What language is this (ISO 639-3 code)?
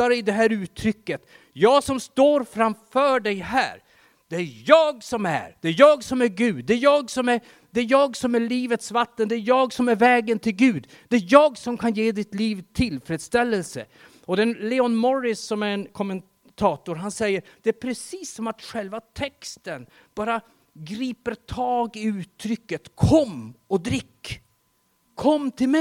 swe